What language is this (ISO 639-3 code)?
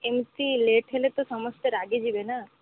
ori